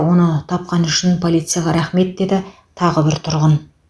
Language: Kazakh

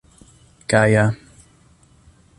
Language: Esperanto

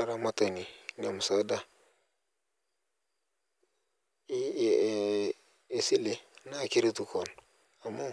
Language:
Masai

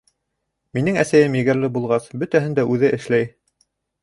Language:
Bashkir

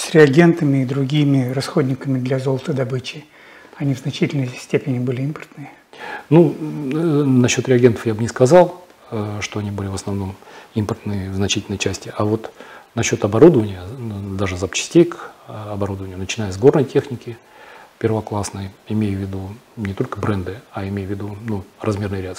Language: Russian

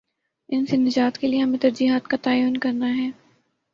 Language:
Urdu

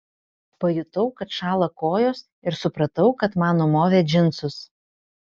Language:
Lithuanian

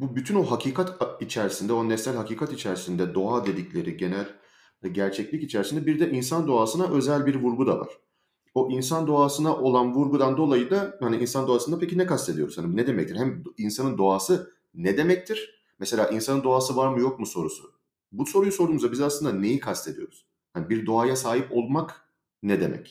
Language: Turkish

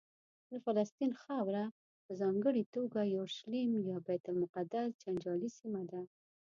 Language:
Pashto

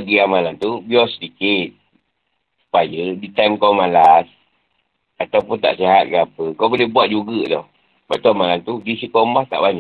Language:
Malay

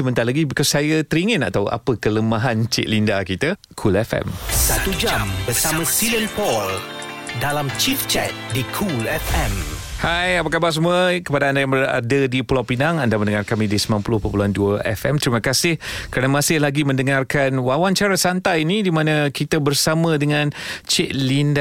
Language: Malay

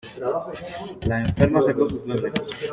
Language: Spanish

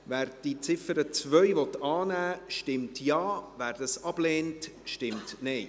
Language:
Swiss German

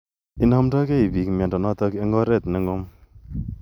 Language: Kalenjin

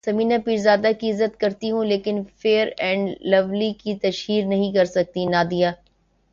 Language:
Urdu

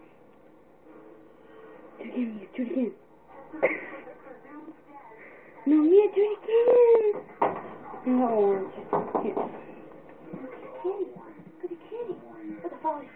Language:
English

